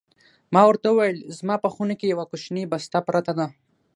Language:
Pashto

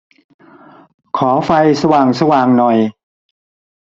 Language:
Thai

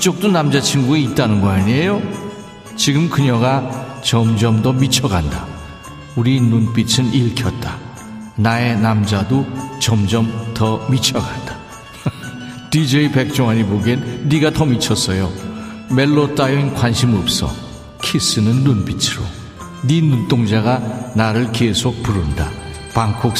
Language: Korean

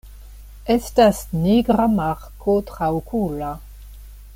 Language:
Esperanto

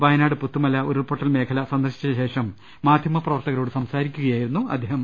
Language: Malayalam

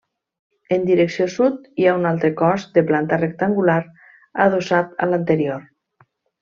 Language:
Catalan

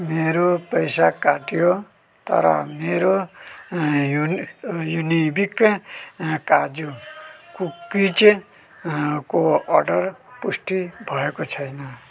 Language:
Nepali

